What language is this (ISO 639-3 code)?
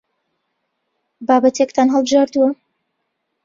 ckb